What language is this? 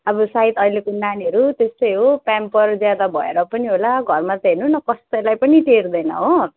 Nepali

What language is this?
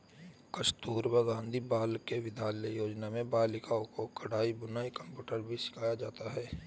Hindi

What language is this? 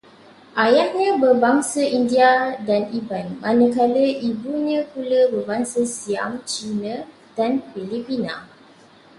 Malay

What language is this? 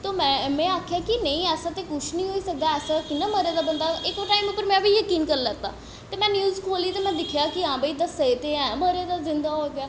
Dogri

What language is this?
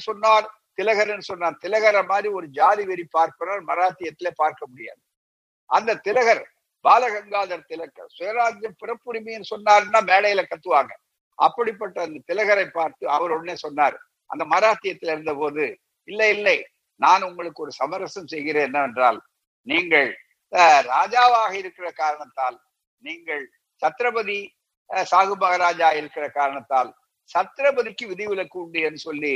Tamil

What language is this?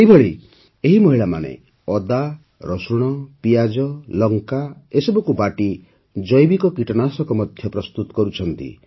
Odia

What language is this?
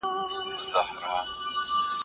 Pashto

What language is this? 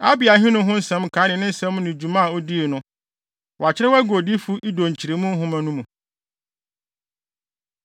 Akan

